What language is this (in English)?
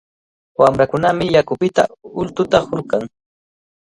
Cajatambo North Lima Quechua